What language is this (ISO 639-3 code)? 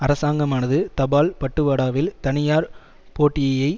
tam